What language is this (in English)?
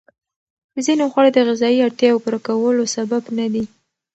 Pashto